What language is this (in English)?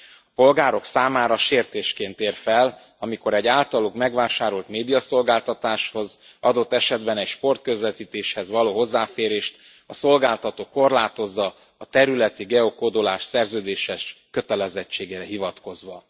Hungarian